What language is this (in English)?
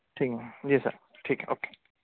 Urdu